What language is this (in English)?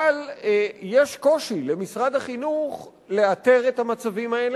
Hebrew